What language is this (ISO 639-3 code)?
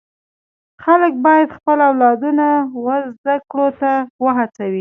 pus